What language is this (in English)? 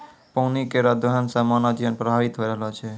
Maithili